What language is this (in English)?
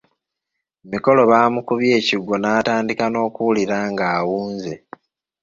Ganda